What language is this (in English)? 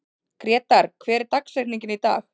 Icelandic